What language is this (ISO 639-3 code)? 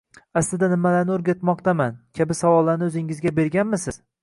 uzb